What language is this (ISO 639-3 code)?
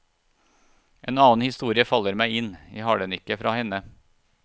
nor